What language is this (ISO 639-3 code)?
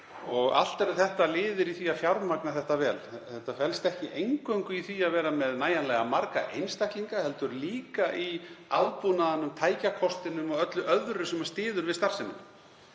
isl